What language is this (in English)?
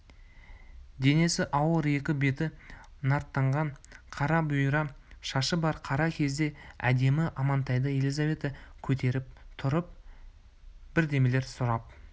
Kazakh